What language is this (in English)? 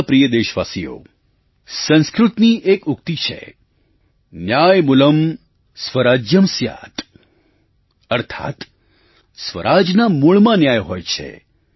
Gujarati